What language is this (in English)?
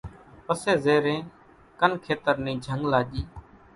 Kachi Koli